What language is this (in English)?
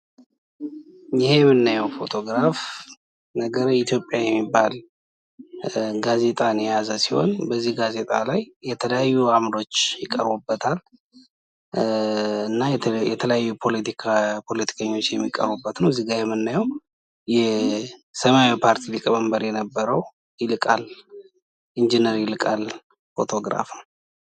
Amharic